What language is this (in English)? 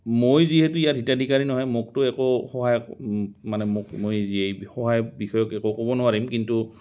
Assamese